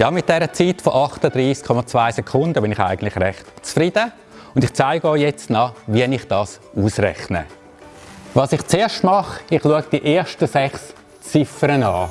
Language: German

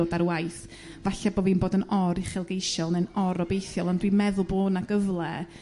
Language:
Welsh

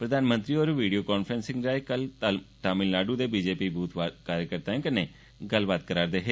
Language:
Dogri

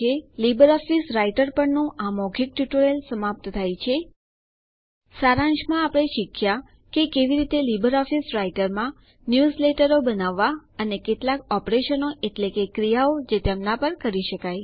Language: Gujarati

